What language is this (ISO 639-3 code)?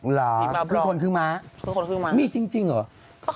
tha